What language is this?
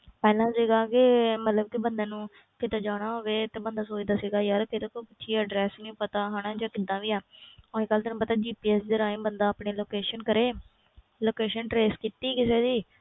Punjabi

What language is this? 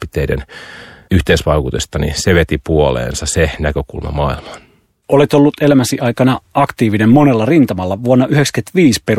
Finnish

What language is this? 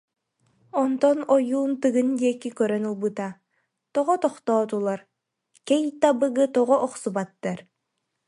Yakut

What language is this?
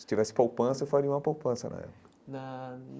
Portuguese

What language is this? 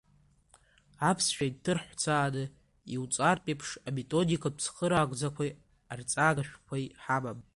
Abkhazian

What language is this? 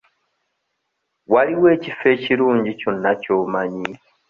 Ganda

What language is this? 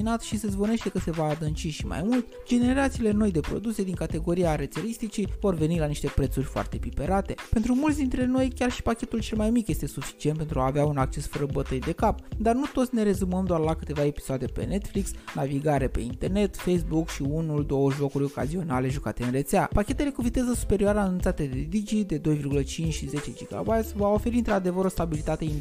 Romanian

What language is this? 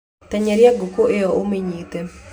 Kikuyu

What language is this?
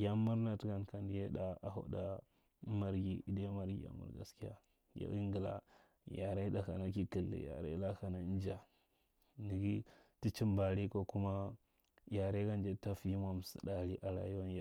Marghi Central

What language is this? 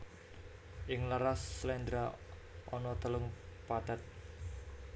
Javanese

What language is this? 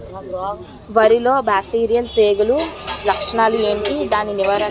Telugu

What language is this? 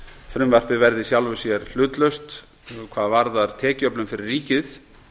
Icelandic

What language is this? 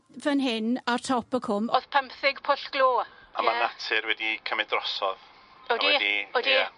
Welsh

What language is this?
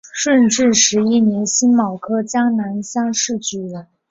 Chinese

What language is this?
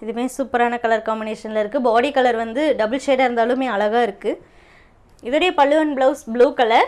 Tamil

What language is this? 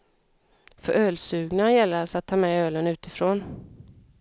Swedish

